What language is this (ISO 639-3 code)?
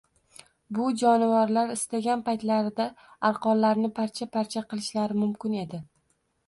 uzb